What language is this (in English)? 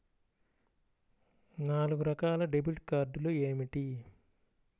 Telugu